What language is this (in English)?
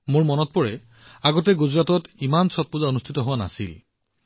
Assamese